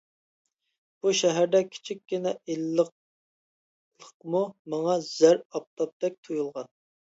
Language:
Uyghur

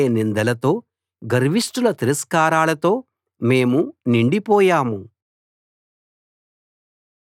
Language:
Telugu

